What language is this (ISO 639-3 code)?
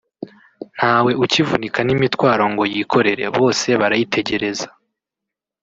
kin